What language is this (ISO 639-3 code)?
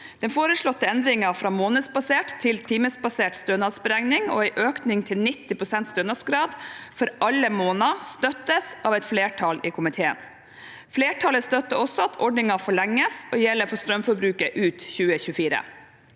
nor